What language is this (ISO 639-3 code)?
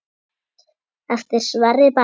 isl